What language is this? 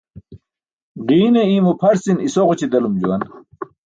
Burushaski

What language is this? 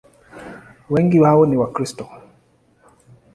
Swahili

